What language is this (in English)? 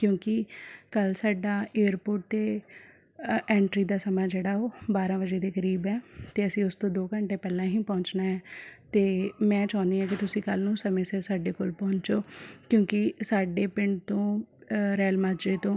Punjabi